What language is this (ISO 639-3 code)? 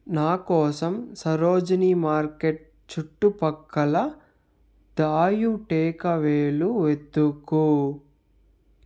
tel